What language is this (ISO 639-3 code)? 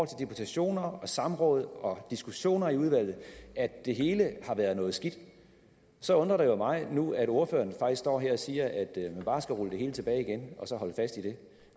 dan